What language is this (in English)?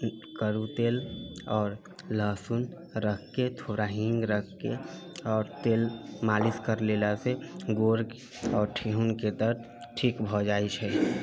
Maithili